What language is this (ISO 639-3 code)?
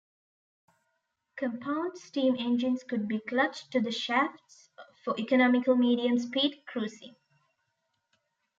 eng